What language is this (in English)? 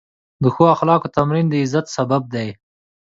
Pashto